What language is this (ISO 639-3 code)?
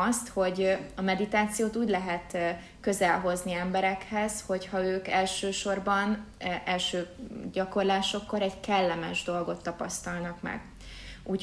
hun